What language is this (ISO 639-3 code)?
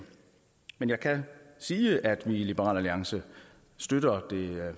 dan